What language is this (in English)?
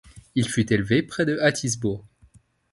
French